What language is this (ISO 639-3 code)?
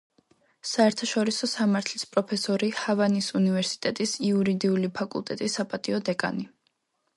kat